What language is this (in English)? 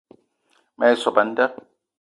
Eton (Cameroon)